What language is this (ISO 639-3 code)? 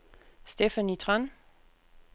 dan